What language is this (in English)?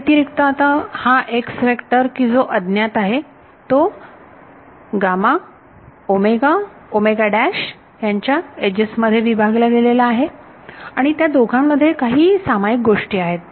Marathi